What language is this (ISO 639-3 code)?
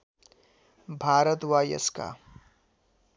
nep